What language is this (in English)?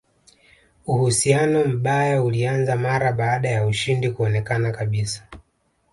Swahili